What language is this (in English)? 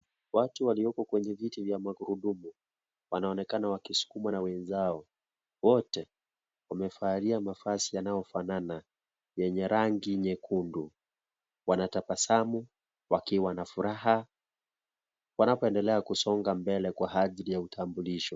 Swahili